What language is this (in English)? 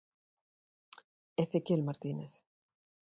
Galician